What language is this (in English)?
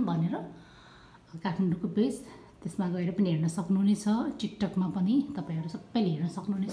Indonesian